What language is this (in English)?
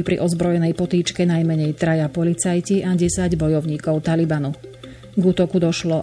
Slovak